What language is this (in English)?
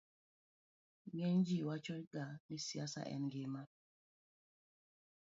Luo (Kenya and Tanzania)